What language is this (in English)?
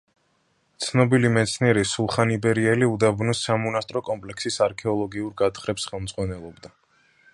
Georgian